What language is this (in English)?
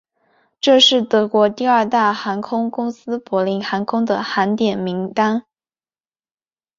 Chinese